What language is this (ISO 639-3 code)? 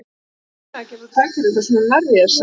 isl